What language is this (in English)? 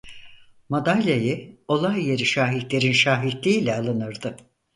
Turkish